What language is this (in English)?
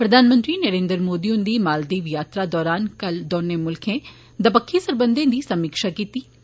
Dogri